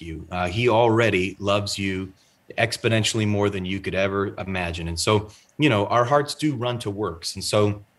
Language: English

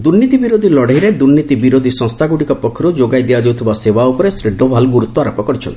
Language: Odia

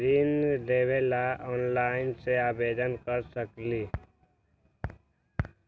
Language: Magahi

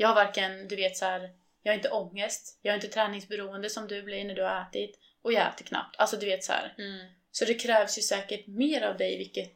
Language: Swedish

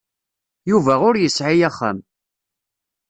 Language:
Kabyle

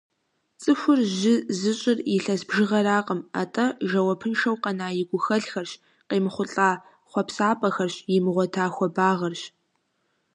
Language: Kabardian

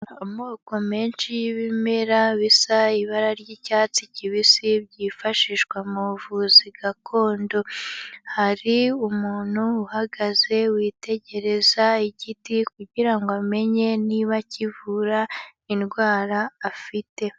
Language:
Kinyarwanda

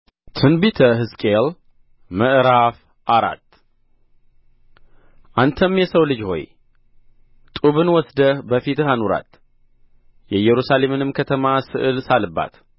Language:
Amharic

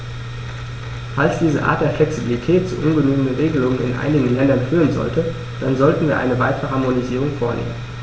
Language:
German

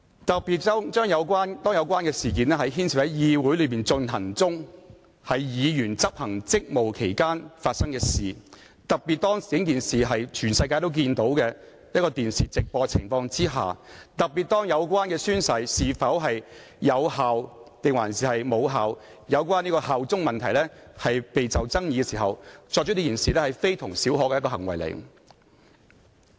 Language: Cantonese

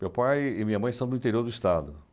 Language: Portuguese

